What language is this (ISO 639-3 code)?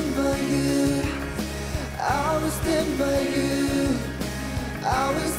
kor